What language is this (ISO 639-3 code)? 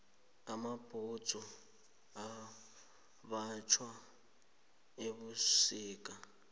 nbl